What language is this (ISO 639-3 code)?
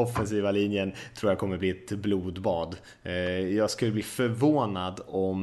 swe